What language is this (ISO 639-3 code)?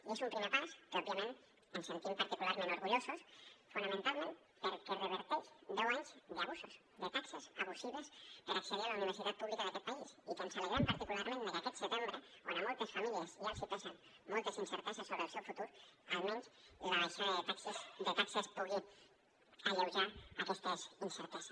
cat